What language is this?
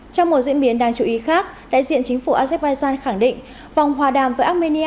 Vietnamese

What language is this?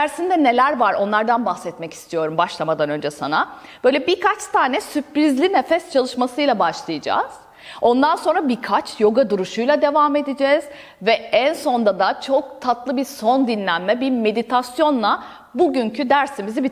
Turkish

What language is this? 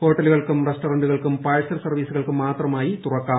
Malayalam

